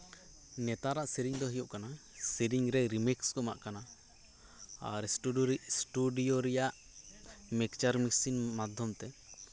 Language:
Santali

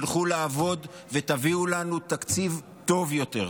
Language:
Hebrew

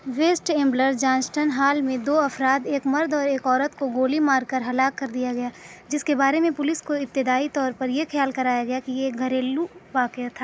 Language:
Urdu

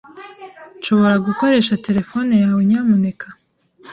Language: Kinyarwanda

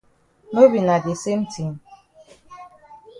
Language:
Cameroon Pidgin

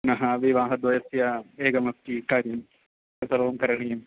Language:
Sanskrit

